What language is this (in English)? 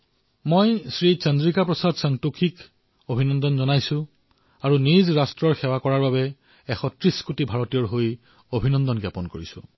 Assamese